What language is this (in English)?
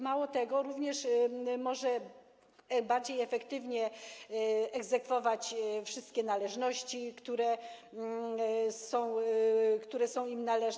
Polish